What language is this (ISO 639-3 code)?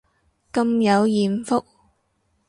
yue